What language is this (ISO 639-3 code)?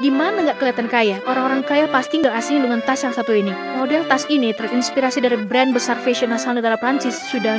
ind